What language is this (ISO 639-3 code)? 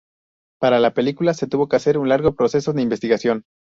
spa